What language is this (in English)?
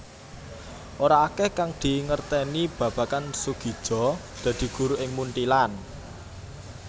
Javanese